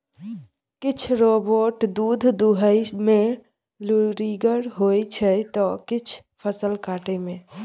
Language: Maithili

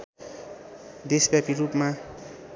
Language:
Nepali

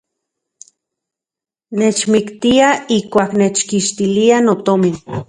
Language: Central Puebla Nahuatl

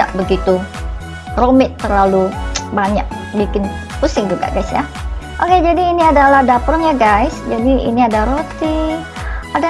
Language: Indonesian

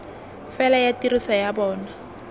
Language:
Tswana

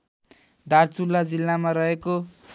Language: Nepali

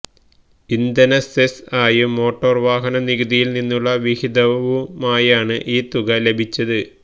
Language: Malayalam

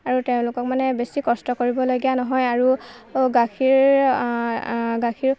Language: Assamese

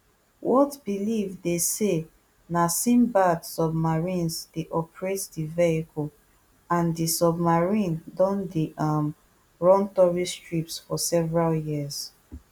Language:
Nigerian Pidgin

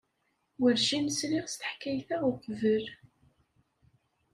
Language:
Kabyle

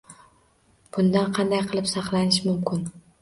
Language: Uzbek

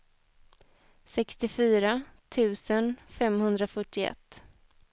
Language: Swedish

